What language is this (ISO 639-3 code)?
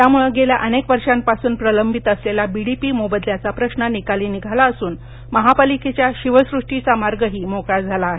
mar